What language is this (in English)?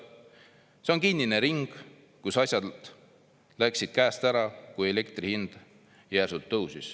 Estonian